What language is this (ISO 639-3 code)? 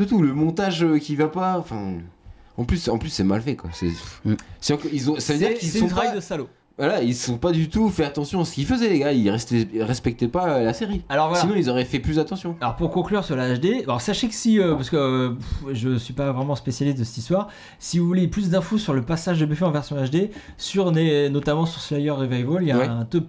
fra